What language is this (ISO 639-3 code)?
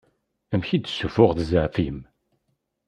kab